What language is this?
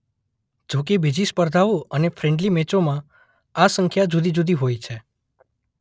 Gujarati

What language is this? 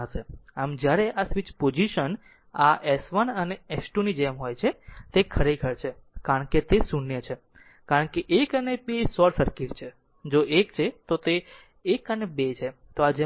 Gujarati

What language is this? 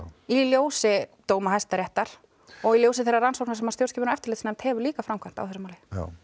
Icelandic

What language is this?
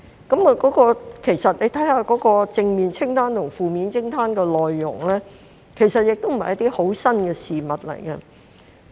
Cantonese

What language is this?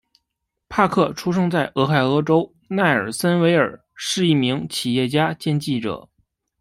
Chinese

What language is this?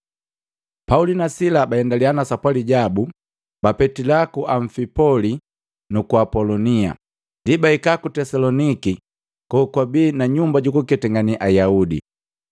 Matengo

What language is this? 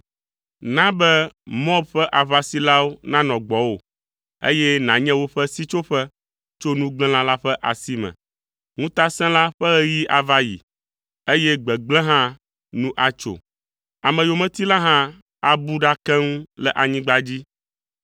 Ewe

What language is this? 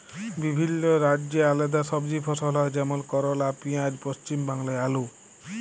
Bangla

